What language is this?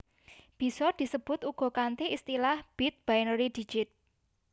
Javanese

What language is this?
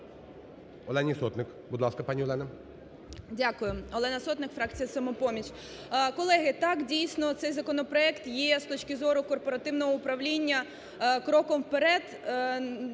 Ukrainian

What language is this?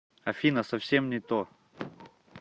Russian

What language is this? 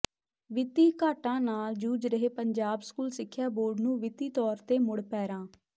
Punjabi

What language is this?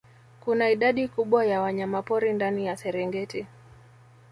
Swahili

